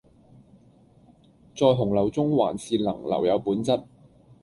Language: Cantonese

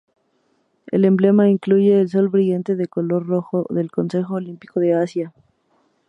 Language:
Spanish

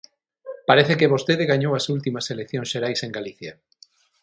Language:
Galician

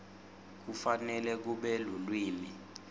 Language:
Swati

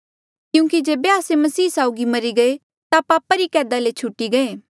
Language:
Mandeali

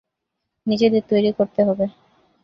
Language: Bangla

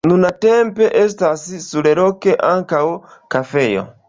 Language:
Esperanto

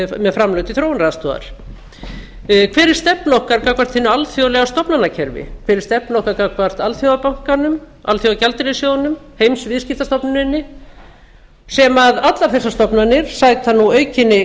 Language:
Icelandic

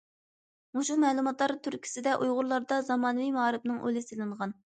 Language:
Uyghur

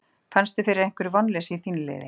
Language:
Icelandic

